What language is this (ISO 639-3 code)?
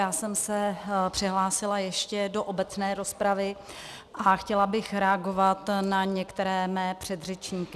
ces